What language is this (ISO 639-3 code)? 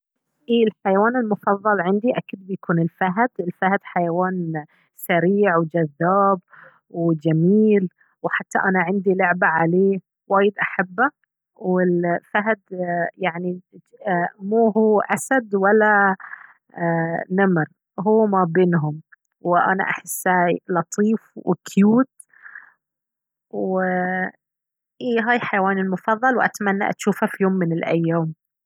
abv